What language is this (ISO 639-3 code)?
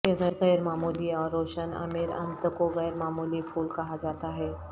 urd